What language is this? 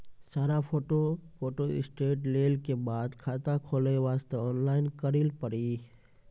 Maithili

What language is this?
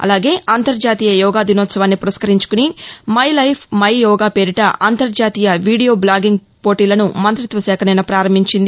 Telugu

